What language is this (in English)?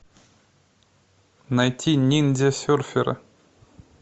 Russian